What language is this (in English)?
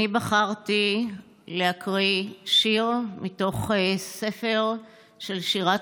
Hebrew